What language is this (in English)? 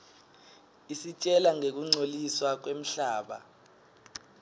Swati